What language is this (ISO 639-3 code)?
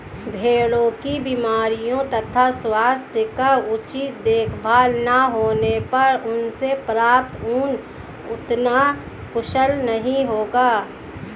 hin